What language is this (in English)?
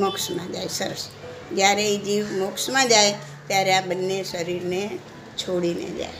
Gujarati